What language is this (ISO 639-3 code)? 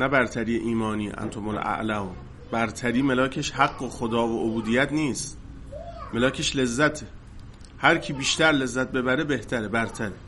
fas